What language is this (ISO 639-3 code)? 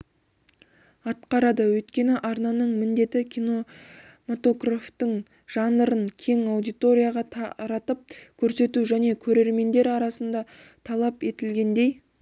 kaz